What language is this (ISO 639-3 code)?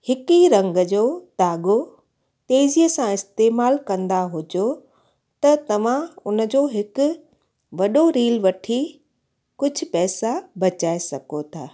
snd